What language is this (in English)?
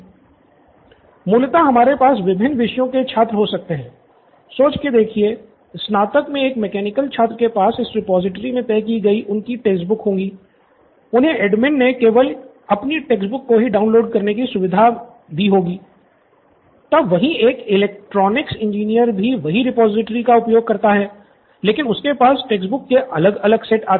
Hindi